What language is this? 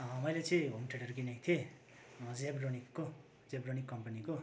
Nepali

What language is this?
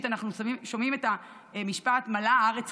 Hebrew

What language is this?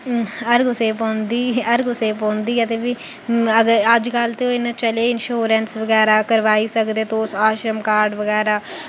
Dogri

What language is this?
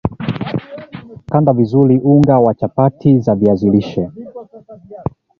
Swahili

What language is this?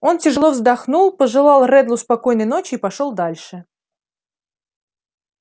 Russian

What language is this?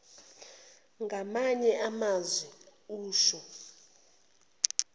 Zulu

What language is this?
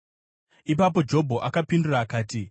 Shona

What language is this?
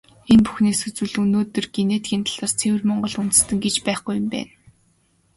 Mongolian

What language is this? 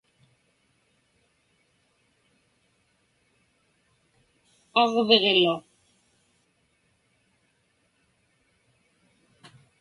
Inupiaq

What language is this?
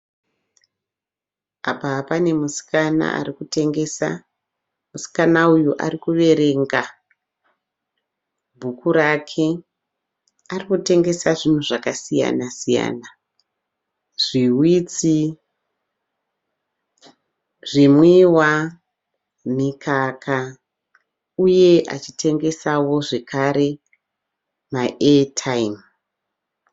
Shona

